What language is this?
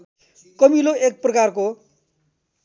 Nepali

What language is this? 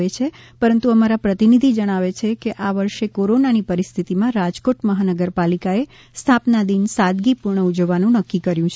Gujarati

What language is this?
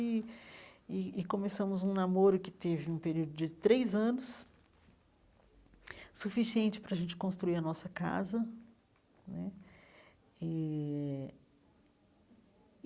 Portuguese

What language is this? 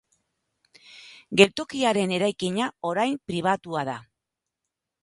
Basque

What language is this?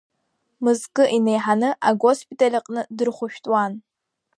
Abkhazian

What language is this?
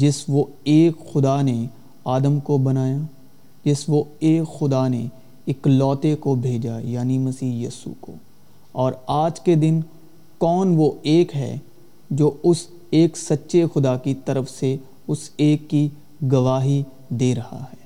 Urdu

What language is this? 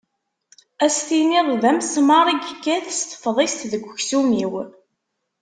Kabyle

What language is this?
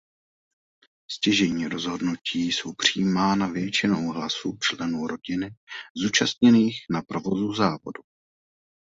Czech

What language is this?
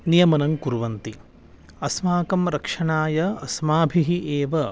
Sanskrit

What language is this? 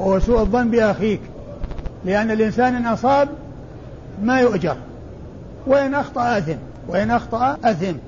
Arabic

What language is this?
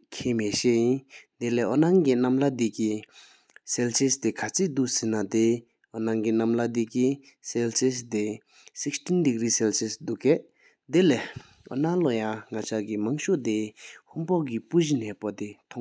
Sikkimese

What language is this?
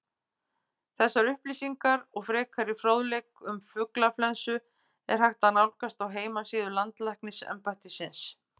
Icelandic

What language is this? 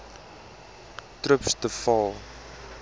Afrikaans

